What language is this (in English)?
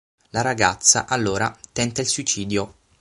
Italian